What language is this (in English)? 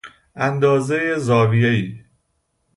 Persian